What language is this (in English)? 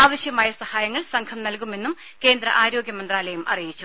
Malayalam